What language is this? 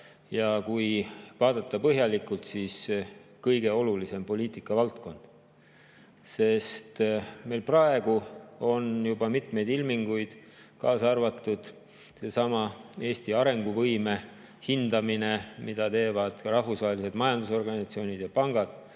Estonian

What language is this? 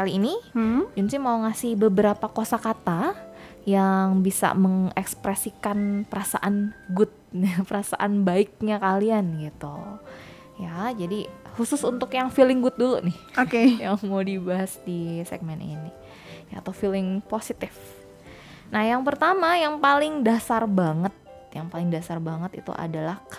Indonesian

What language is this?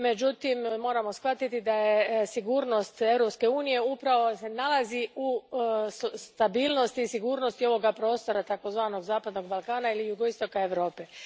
Croatian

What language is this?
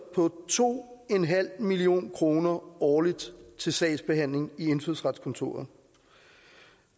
Danish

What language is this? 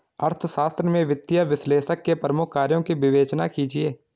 Hindi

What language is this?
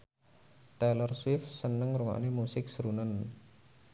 Javanese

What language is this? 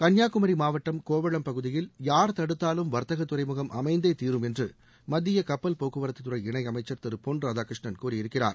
Tamil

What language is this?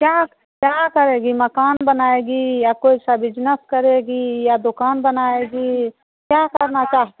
Hindi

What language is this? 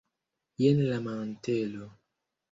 Esperanto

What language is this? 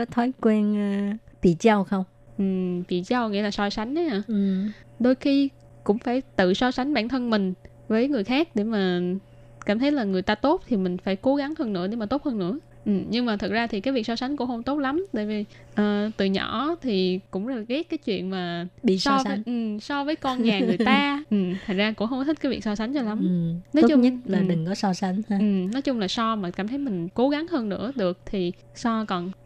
Vietnamese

